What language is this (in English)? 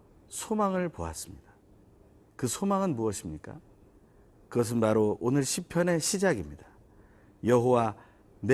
Korean